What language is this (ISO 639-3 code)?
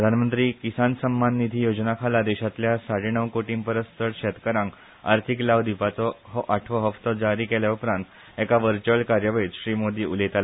kok